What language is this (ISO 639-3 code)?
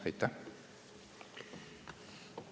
est